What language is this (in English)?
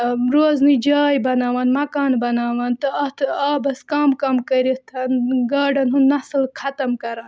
Kashmiri